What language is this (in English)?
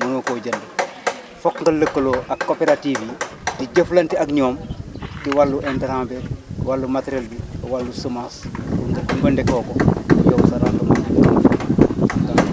Wolof